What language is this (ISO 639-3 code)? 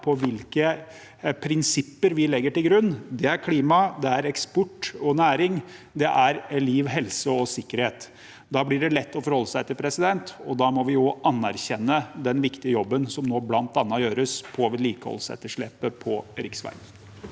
nor